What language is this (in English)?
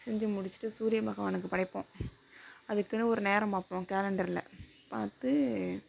Tamil